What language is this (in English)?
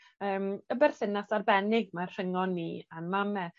Welsh